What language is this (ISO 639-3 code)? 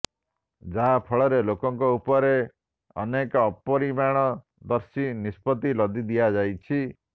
ori